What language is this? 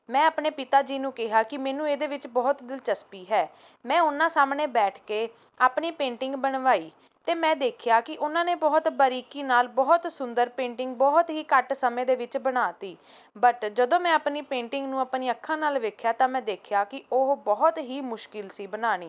Punjabi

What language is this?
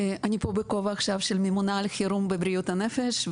Hebrew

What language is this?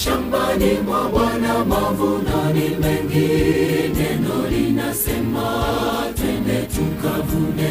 Swahili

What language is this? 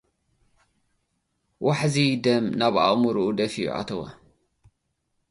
Tigrinya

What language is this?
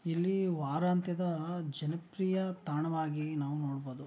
Kannada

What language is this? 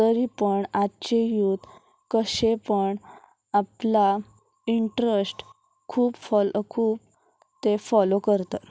Konkani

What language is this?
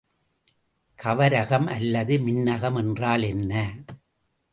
Tamil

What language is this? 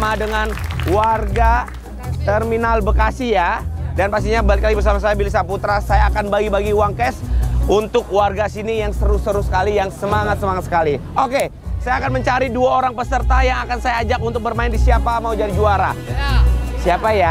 Indonesian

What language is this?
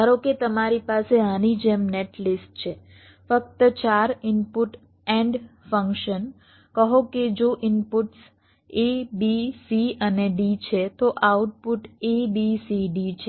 Gujarati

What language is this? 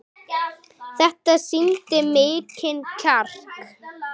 Icelandic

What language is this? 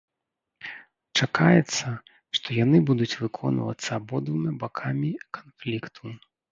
Belarusian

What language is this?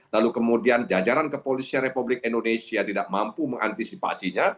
Indonesian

